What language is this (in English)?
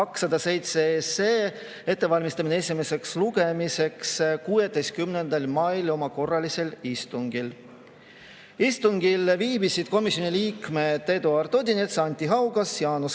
Estonian